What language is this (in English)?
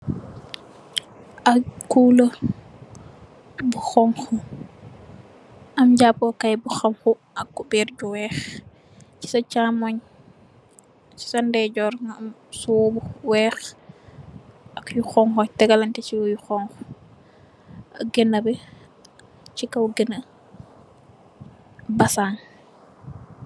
Wolof